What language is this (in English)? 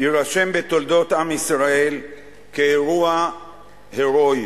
Hebrew